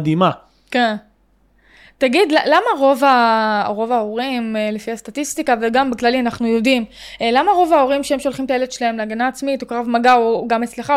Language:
Hebrew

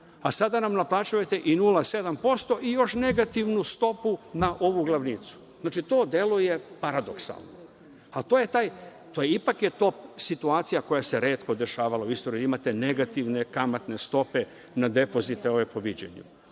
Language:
Serbian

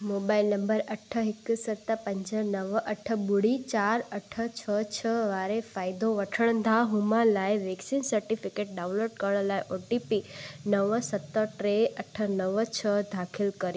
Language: Sindhi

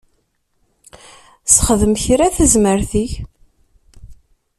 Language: Kabyle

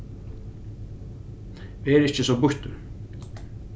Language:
Faroese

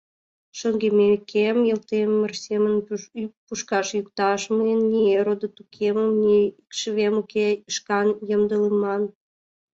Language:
Mari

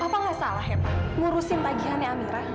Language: Indonesian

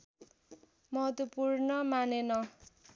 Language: Nepali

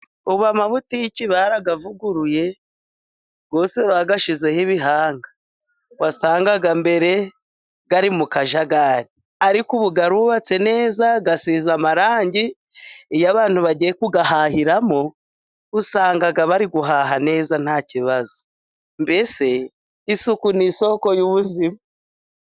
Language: Kinyarwanda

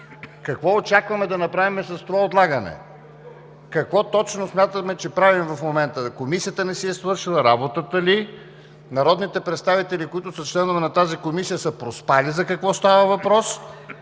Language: Bulgarian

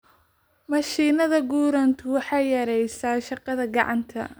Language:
Somali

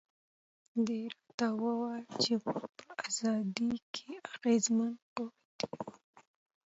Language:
Pashto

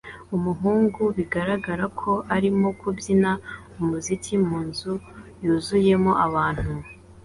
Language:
Kinyarwanda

